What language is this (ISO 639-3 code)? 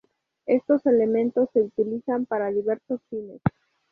spa